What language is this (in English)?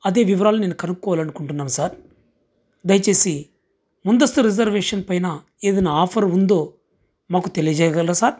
Telugu